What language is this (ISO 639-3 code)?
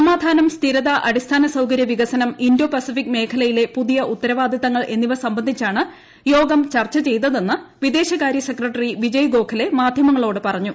mal